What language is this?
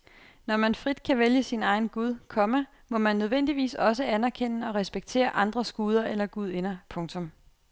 Danish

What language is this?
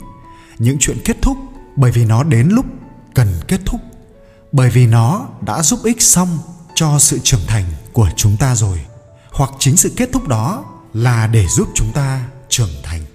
Vietnamese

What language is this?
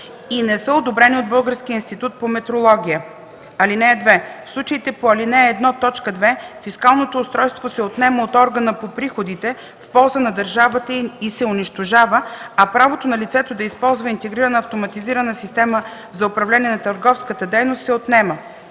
Bulgarian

